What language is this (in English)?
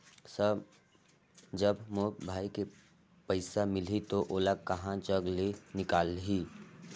Chhattisgarhi